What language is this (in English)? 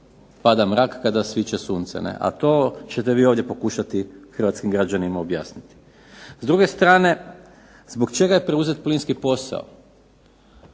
Croatian